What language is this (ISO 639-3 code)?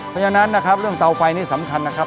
tha